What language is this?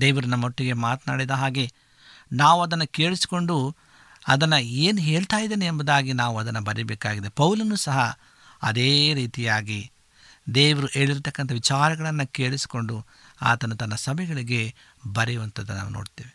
Kannada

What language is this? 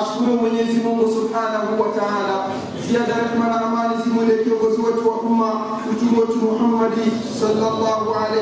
Swahili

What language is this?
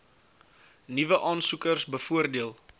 Afrikaans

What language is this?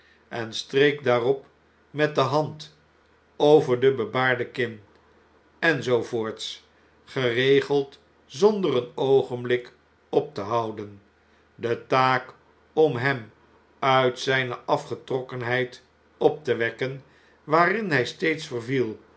Dutch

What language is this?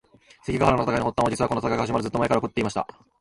Japanese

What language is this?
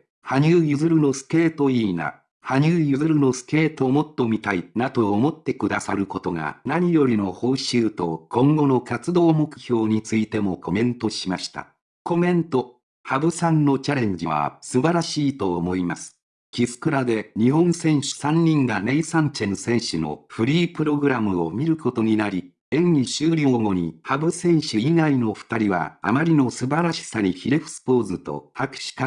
Japanese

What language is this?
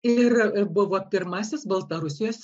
Lithuanian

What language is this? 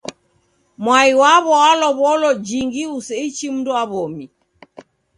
Taita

